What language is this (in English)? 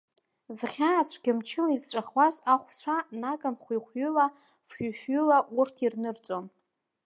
Abkhazian